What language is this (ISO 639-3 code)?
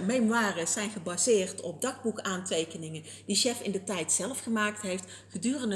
nld